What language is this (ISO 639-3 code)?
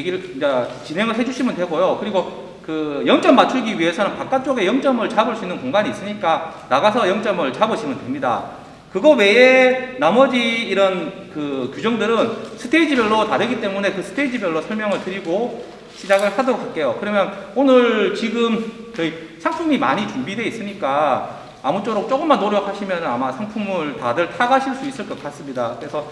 kor